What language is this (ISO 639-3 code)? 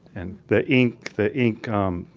eng